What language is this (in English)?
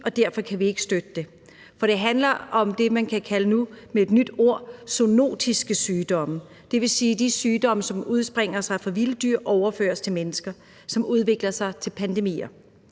Danish